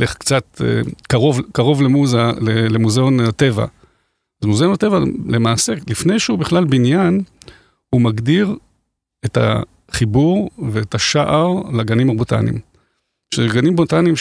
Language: Hebrew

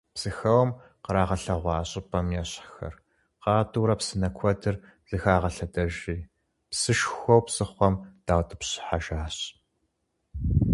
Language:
Kabardian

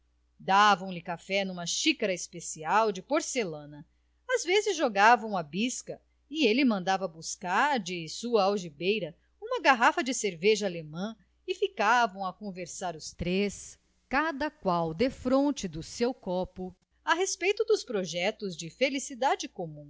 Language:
Portuguese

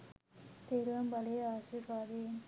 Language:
Sinhala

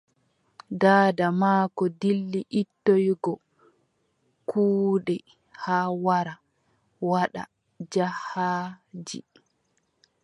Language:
Adamawa Fulfulde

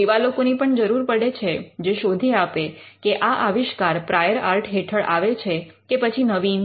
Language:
Gujarati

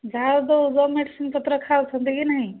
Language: Odia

